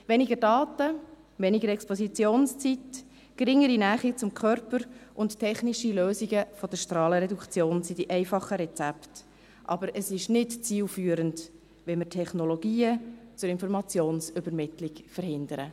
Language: Swiss German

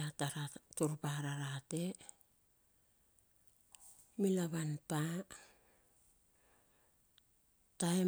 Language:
Bilur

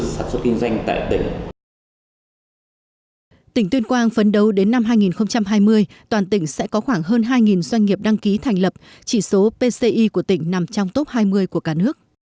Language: Vietnamese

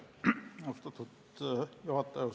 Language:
Estonian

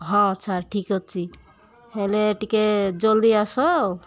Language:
Odia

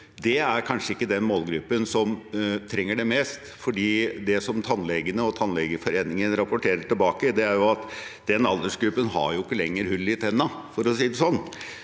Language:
Norwegian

